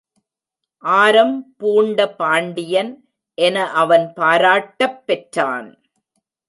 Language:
Tamil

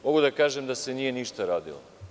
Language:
Serbian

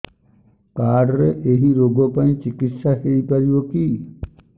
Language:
Odia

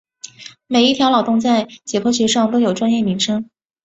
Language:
Chinese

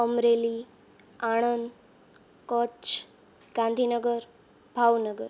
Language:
Gujarati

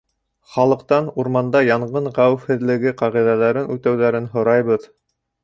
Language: Bashkir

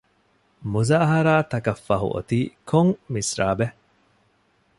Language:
Divehi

